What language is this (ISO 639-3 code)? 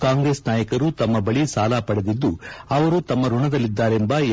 kan